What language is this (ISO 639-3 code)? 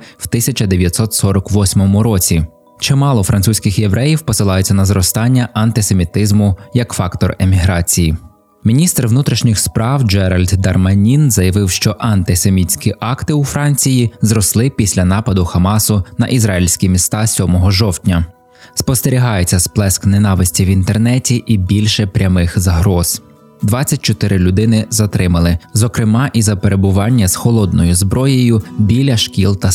ukr